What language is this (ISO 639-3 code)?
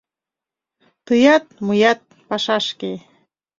chm